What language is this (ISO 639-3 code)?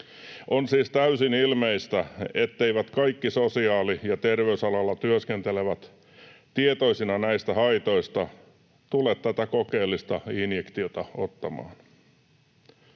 fin